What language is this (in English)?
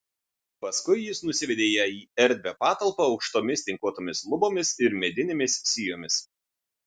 Lithuanian